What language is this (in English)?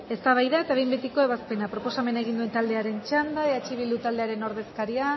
Basque